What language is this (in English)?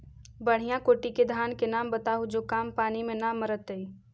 Magahi